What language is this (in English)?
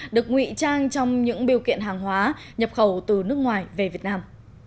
Vietnamese